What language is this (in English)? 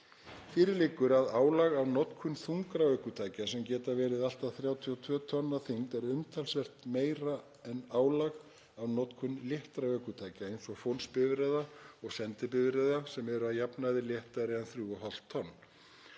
Icelandic